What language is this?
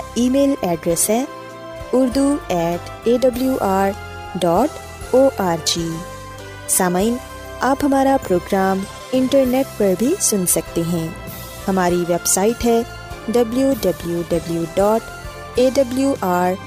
Urdu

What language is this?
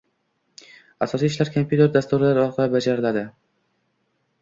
Uzbek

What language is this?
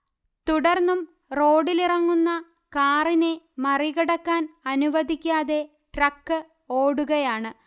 Malayalam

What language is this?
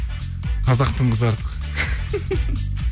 Kazakh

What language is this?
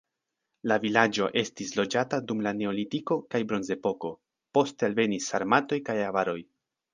Esperanto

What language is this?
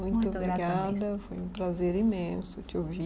Portuguese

